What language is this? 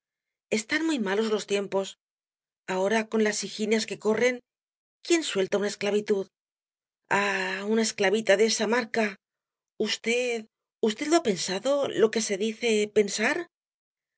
Spanish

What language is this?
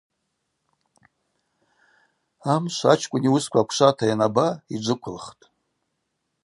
Abaza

